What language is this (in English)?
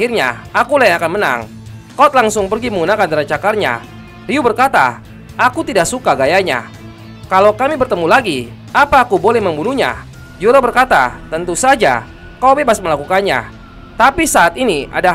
Indonesian